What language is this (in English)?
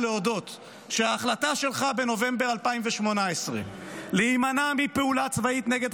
Hebrew